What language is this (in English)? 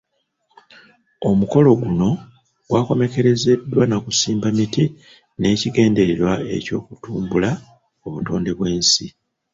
Ganda